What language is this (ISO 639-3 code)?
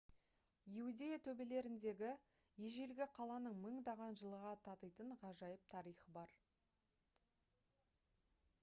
kaz